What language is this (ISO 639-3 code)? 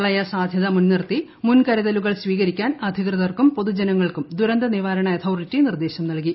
mal